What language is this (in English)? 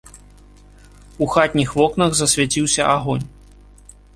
Belarusian